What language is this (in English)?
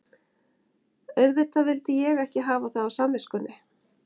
Icelandic